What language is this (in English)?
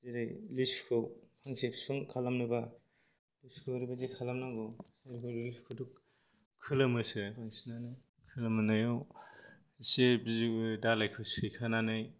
Bodo